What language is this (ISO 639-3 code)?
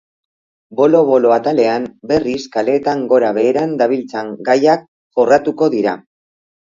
eus